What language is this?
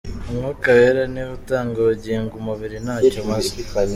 Kinyarwanda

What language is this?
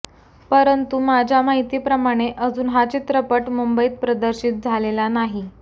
Marathi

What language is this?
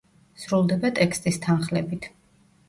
Georgian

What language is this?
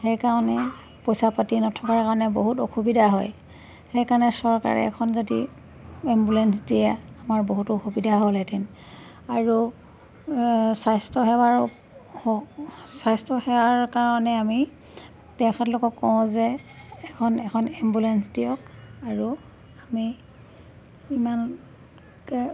Assamese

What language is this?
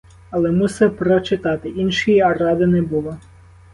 Ukrainian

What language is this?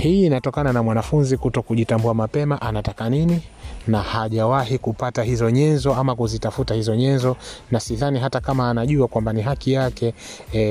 Swahili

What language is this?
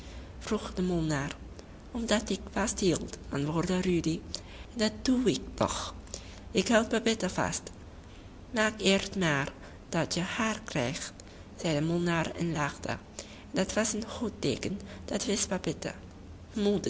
Dutch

